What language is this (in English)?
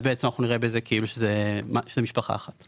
Hebrew